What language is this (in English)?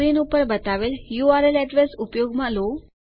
Gujarati